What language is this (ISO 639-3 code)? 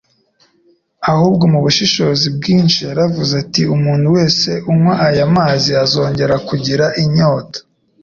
kin